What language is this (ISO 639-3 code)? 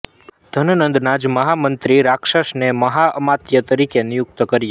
guj